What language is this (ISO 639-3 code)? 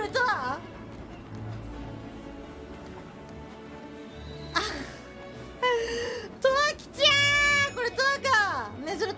jpn